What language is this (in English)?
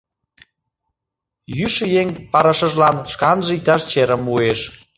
Mari